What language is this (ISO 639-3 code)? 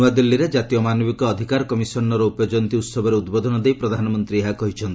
ori